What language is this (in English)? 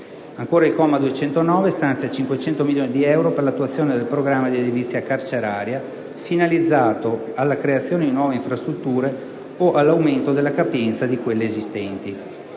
Italian